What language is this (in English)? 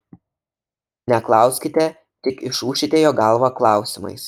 Lithuanian